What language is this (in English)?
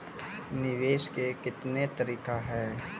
Maithili